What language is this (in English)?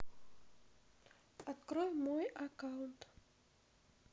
Russian